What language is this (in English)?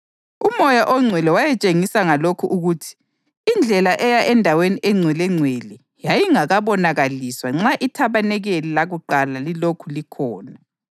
North Ndebele